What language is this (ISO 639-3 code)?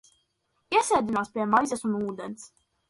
lav